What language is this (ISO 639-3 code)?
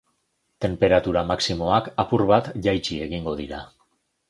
eus